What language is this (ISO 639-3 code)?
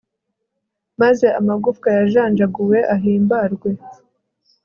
kin